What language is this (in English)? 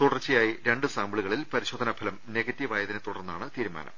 Malayalam